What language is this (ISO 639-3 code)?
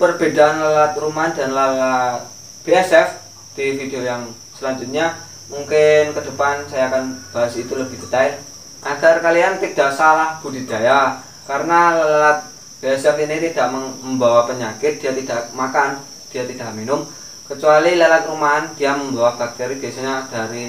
ind